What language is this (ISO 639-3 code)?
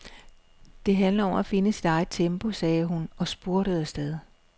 dan